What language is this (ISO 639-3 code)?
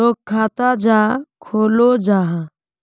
mag